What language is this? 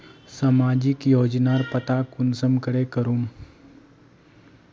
Magahi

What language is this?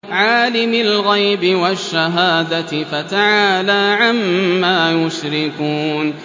Arabic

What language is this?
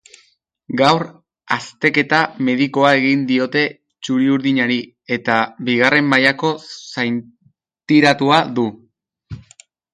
Basque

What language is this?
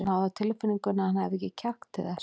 Icelandic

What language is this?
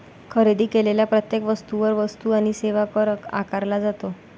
Marathi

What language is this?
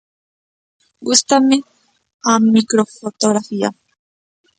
Galician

